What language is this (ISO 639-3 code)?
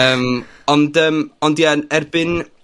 cym